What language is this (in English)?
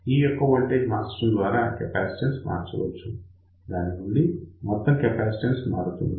Telugu